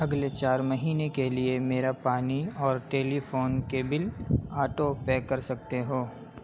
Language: Urdu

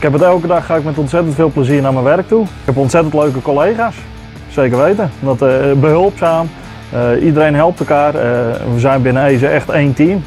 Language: Dutch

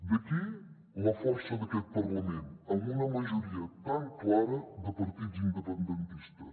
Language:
Catalan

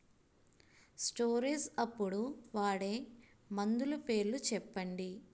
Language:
Telugu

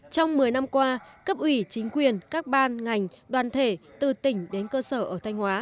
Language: Vietnamese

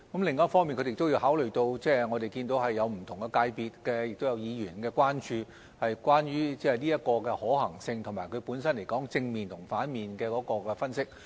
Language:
Cantonese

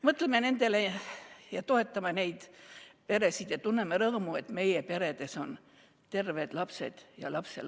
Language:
Estonian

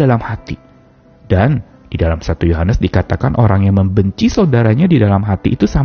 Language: Indonesian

